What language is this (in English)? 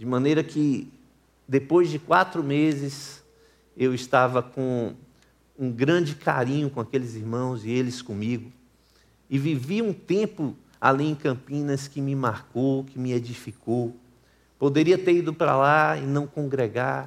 Portuguese